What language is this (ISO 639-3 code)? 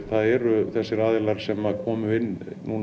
isl